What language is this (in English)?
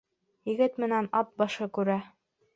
Bashkir